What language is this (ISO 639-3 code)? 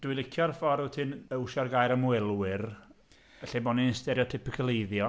cym